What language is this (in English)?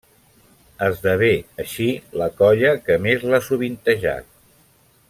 Catalan